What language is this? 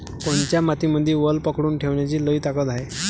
Marathi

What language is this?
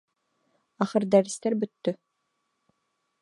Bashkir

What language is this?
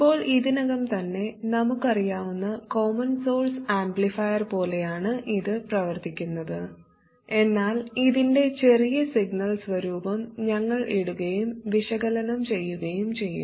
Malayalam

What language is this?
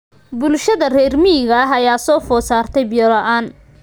Somali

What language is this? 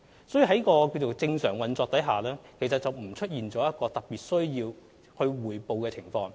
Cantonese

